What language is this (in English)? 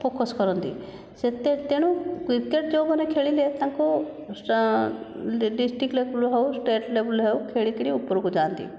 Odia